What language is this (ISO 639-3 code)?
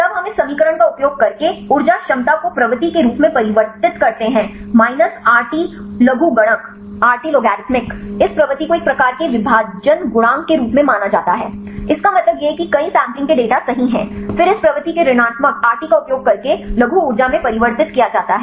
hin